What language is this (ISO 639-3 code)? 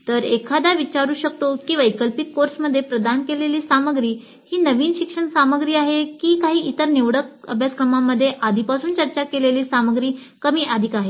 mar